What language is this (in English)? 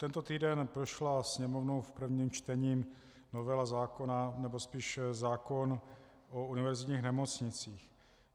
Czech